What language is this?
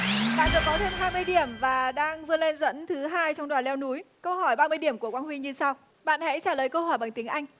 Vietnamese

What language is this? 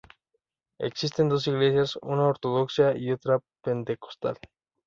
Spanish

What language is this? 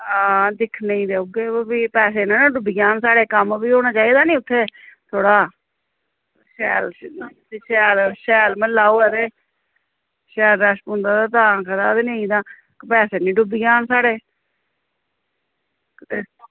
Dogri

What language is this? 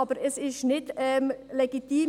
Swiss German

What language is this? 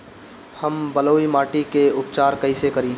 Bhojpuri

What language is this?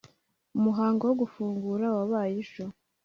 Kinyarwanda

